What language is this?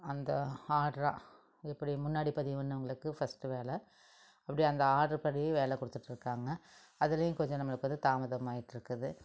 Tamil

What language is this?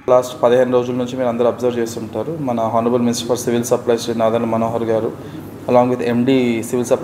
Telugu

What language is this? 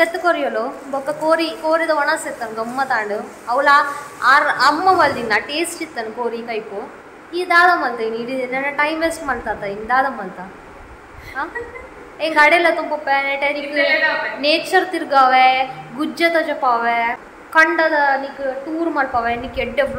Romanian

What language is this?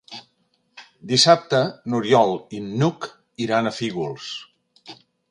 Catalan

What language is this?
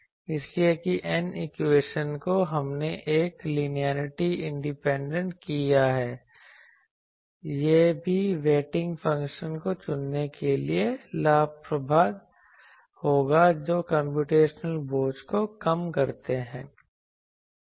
Hindi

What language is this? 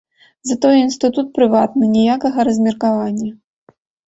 Belarusian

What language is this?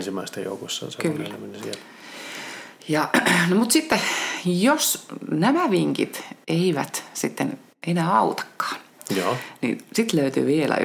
Finnish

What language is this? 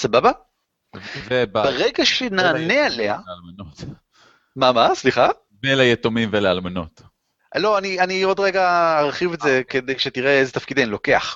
Hebrew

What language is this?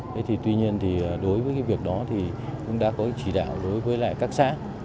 Vietnamese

